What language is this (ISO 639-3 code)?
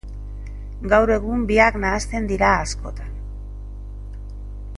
eus